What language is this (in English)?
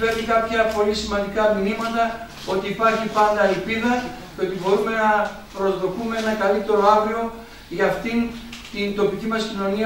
Greek